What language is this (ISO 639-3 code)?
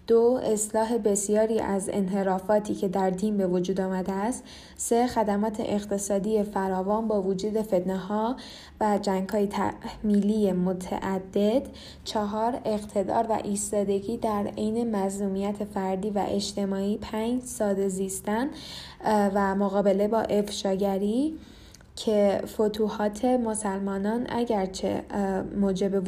fas